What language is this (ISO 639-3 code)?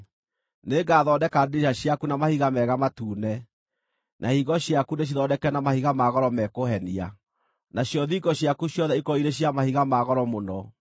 kik